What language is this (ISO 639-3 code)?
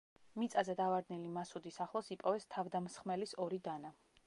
kat